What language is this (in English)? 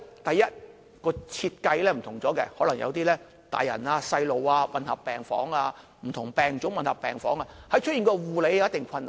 Cantonese